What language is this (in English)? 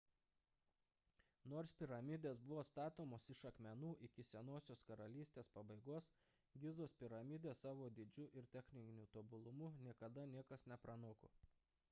Lithuanian